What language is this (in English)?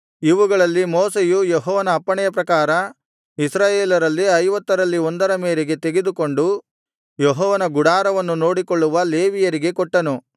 Kannada